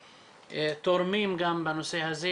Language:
Hebrew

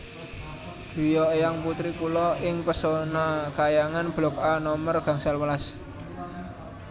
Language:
Javanese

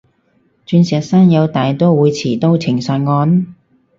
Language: Cantonese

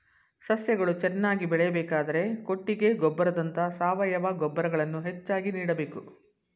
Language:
Kannada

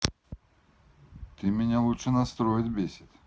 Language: Russian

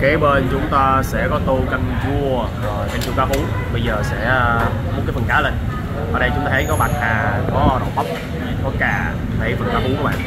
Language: Vietnamese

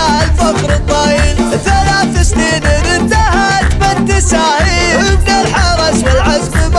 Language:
Arabic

